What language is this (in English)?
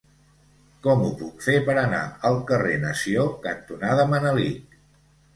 Catalan